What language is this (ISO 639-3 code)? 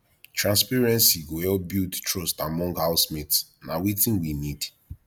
pcm